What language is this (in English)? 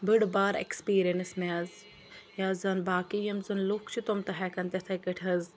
Kashmiri